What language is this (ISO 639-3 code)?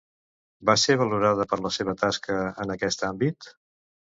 cat